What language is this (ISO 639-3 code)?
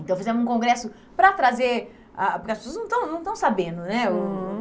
por